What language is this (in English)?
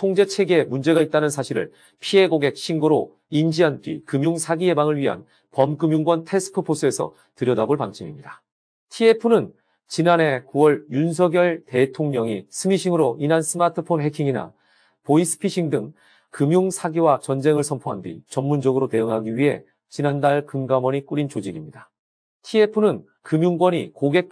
Korean